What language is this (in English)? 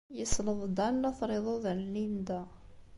Kabyle